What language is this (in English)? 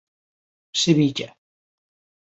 Galician